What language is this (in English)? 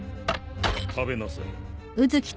Japanese